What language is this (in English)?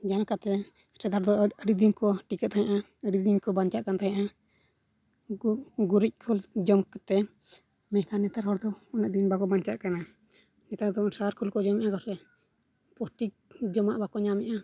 Santali